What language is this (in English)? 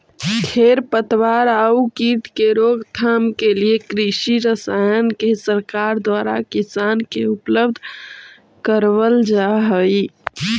Magahi